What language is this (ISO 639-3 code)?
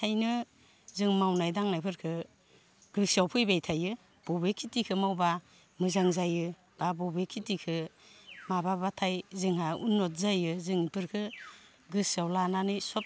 brx